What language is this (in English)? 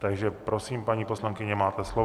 Czech